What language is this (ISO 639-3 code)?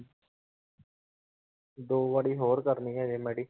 pan